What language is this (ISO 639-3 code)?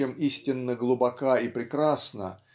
rus